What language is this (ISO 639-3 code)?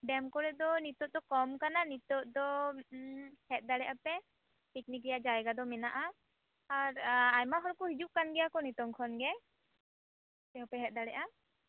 sat